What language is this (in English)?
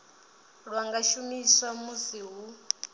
Venda